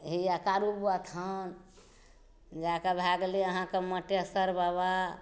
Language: Maithili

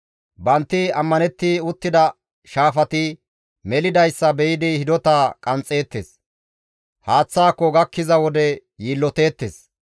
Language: Gamo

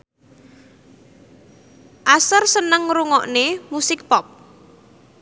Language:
Javanese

